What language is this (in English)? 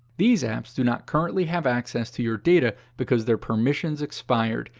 English